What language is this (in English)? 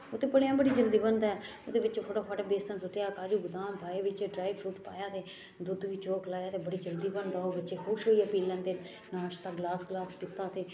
Dogri